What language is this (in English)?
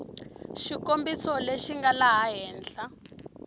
Tsonga